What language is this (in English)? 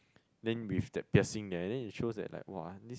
English